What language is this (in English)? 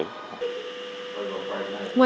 Vietnamese